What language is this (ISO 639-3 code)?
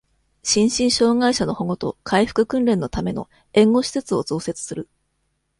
jpn